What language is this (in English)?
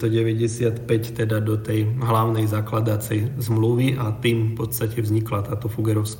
Slovak